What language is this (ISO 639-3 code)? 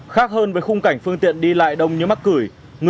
vie